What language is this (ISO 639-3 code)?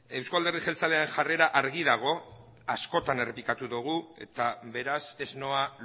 eus